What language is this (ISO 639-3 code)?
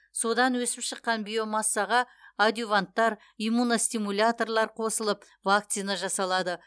kaz